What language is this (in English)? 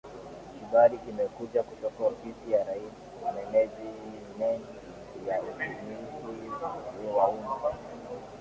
Swahili